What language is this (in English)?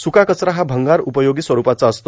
Marathi